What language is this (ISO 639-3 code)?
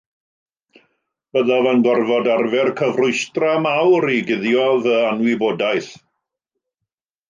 cym